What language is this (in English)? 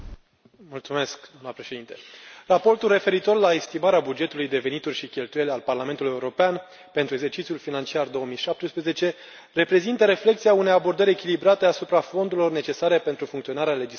Romanian